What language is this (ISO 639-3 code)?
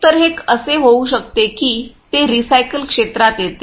mar